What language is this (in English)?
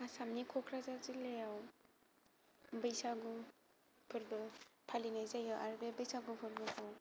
Bodo